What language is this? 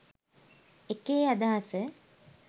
Sinhala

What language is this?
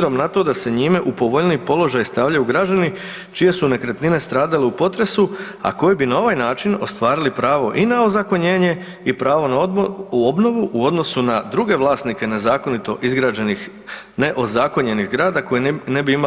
Croatian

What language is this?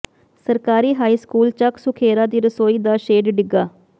Punjabi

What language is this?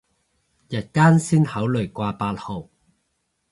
Cantonese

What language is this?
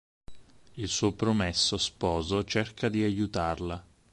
Italian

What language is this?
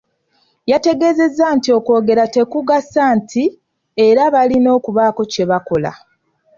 Ganda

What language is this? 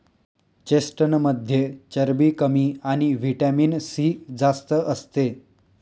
Marathi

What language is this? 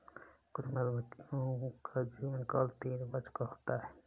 Hindi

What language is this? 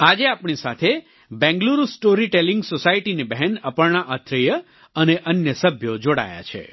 Gujarati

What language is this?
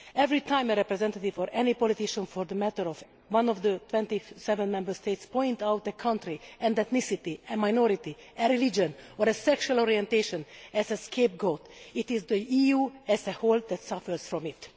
English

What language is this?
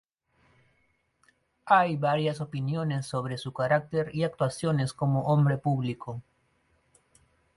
Spanish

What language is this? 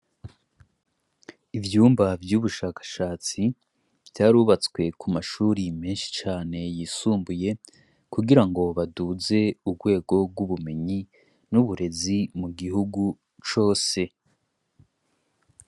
Rundi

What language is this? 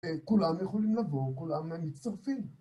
Hebrew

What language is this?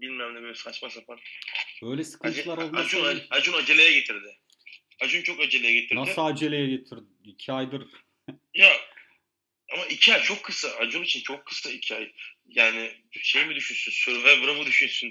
Turkish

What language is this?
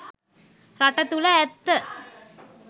Sinhala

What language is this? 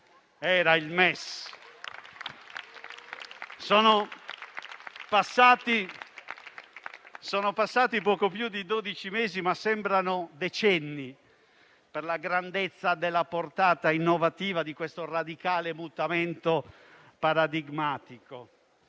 Italian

